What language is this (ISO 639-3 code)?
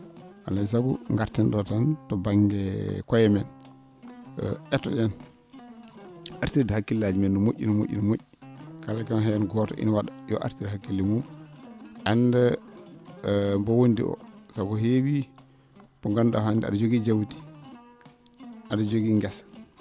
ful